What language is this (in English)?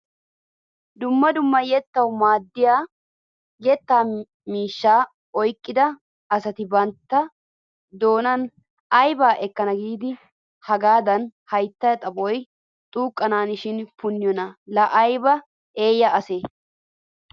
Wolaytta